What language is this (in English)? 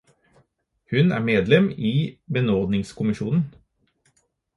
Norwegian Bokmål